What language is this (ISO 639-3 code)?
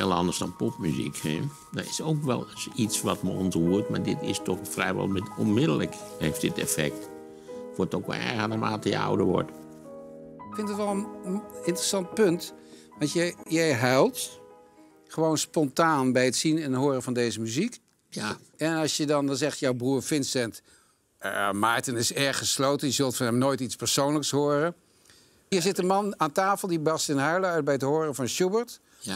nld